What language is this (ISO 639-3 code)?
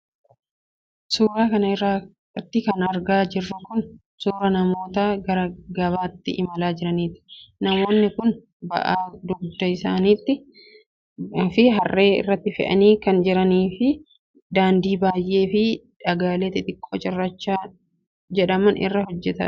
orm